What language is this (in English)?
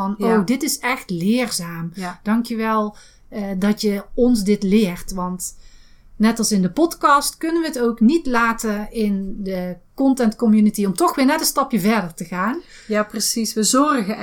Dutch